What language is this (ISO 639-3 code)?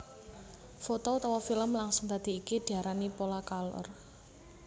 jav